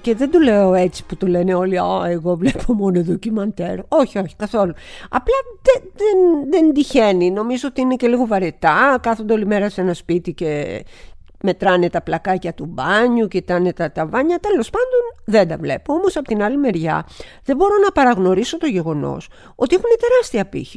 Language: Greek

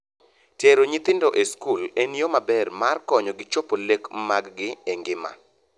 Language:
Luo (Kenya and Tanzania)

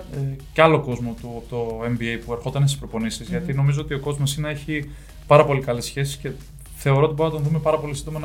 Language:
Greek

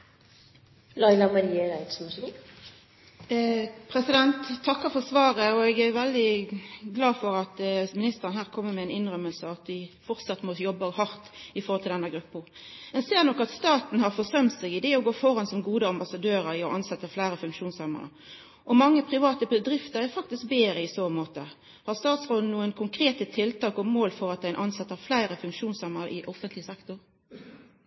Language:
Norwegian Nynorsk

